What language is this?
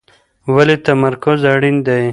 Pashto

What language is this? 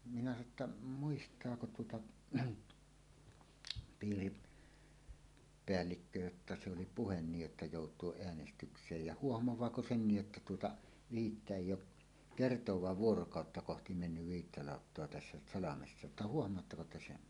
Finnish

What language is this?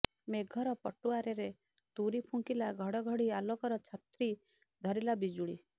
Odia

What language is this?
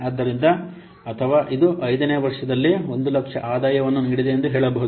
Kannada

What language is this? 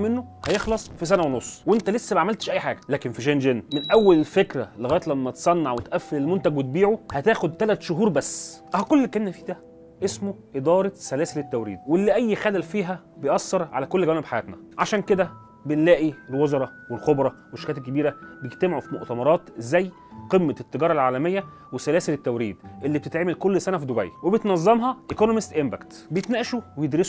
Arabic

